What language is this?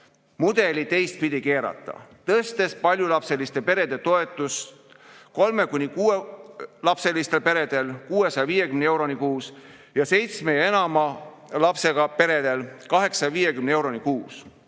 Estonian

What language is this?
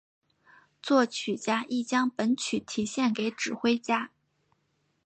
Chinese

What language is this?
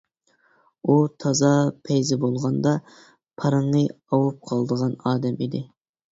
Uyghur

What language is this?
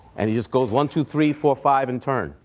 English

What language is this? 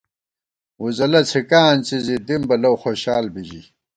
Gawar-Bati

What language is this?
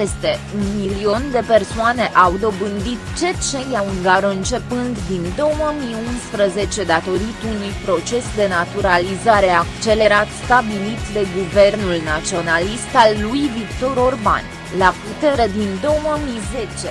Romanian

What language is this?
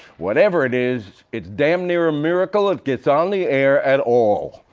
English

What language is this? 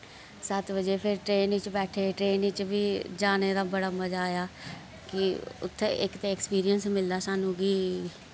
Dogri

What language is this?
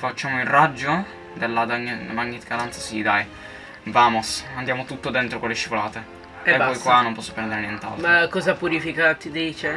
Italian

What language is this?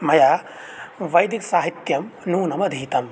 Sanskrit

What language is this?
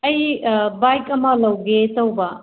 Manipuri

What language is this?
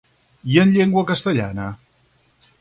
Catalan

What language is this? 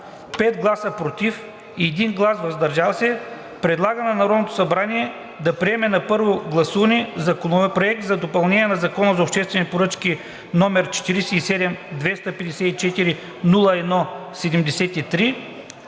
Bulgarian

